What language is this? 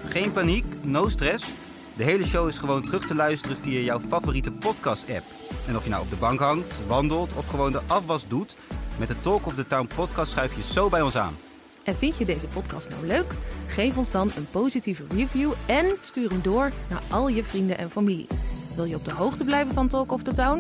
Dutch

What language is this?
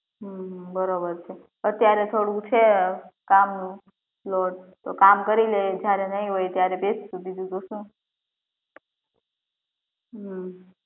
Gujarati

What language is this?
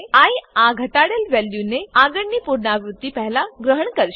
Gujarati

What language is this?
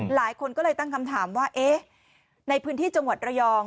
Thai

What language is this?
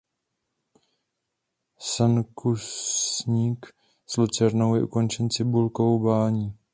Czech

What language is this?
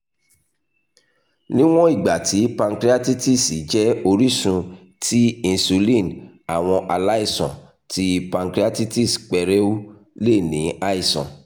Yoruba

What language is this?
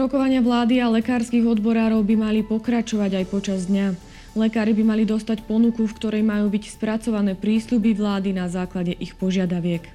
Slovak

